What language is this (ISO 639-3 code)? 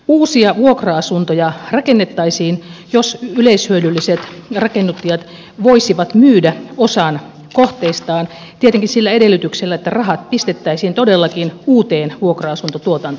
fin